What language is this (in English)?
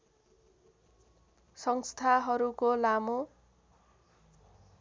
Nepali